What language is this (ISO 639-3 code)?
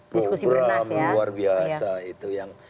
ind